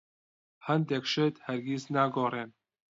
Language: Central Kurdish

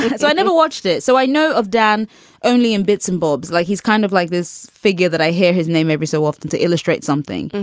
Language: English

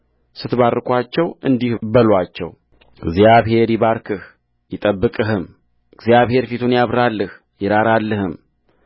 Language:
Amharic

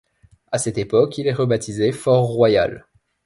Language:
French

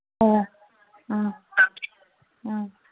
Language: Manipuri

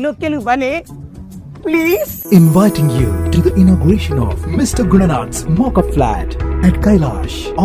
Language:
Kannada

